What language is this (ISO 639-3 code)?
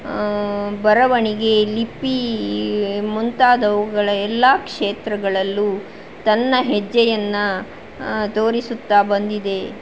kan